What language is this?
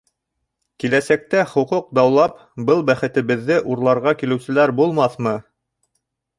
Bashkir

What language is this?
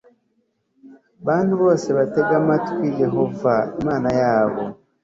Kinyarwanda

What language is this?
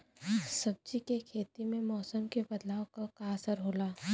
Bhojpuri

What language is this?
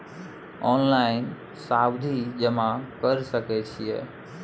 Maithili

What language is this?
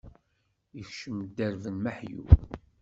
Kabyle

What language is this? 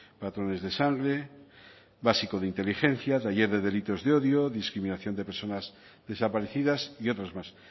Spanish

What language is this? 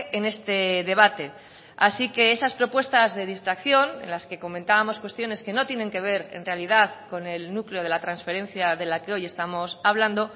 Spanish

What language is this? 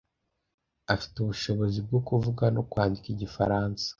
Kinyarwanda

